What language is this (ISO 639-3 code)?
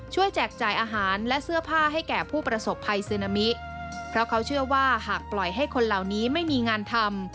tha